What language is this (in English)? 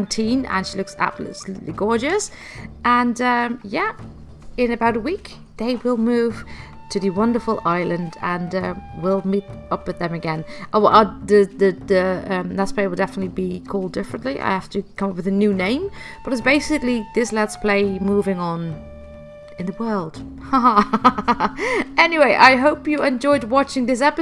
English